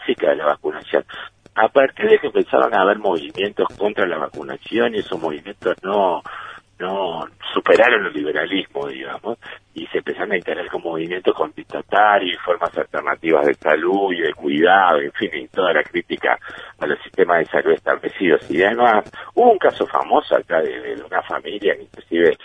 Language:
Spanish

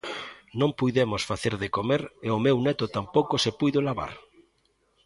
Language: Galician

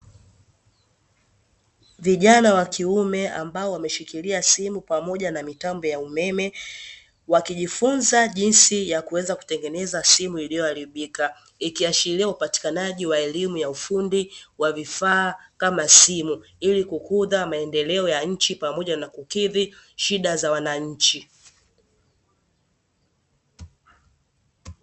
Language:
Swahili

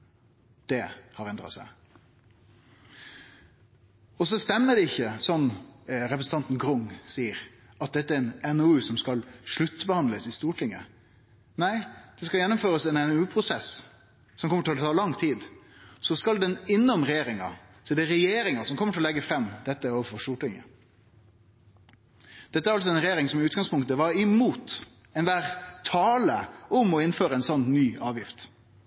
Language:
Norwegian Nynorsk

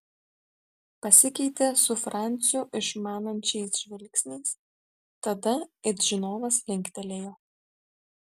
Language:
Lithuanian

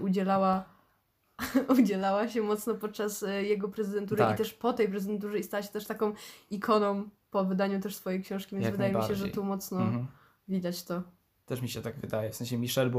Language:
Polish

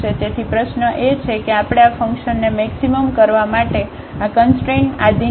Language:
Gujarati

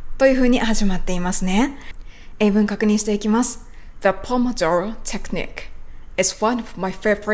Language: Japanese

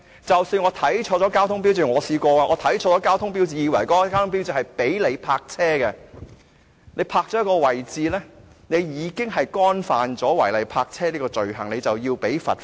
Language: Cantonese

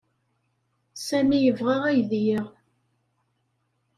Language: Kabyle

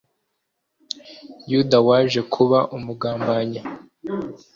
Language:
Kinyarwanda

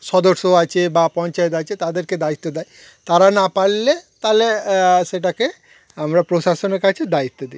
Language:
Bangla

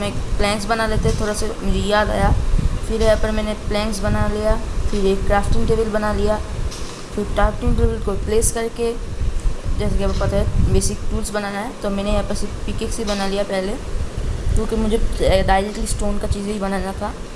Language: Hindi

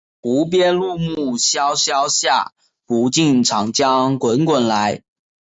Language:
Chinese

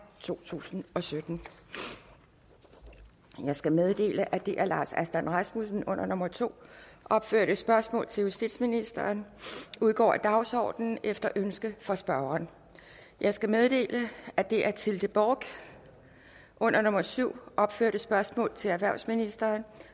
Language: Danish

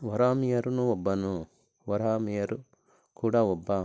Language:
Kannada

